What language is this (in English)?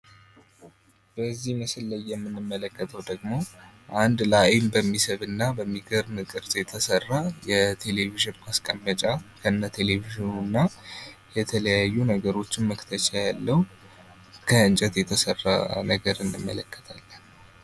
Amharic